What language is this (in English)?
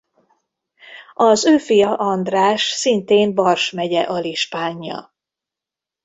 Hungarian